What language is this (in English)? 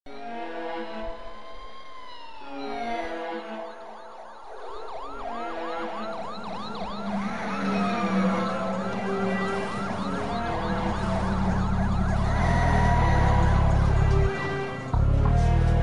Polish